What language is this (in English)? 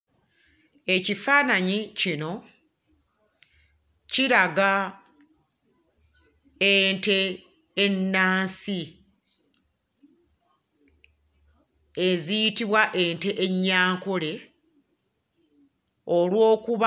Ganda